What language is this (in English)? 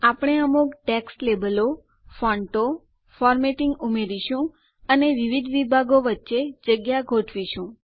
Gujarati